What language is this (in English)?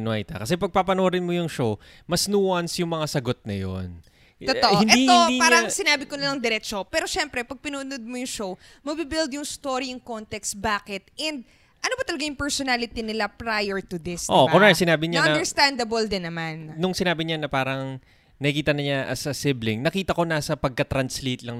Filipino